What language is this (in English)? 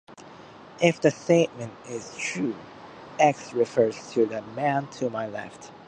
English